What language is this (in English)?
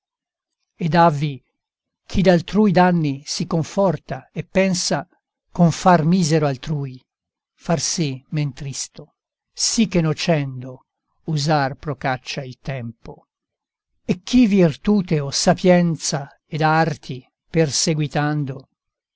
Italian